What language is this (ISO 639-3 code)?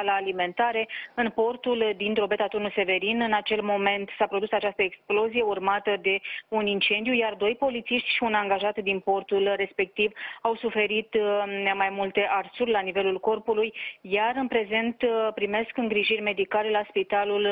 ron